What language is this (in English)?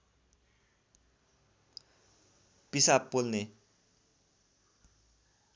Nepali